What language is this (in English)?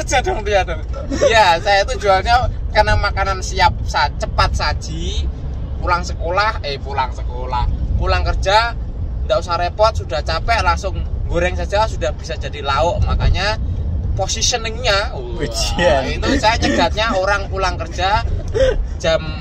Indonesian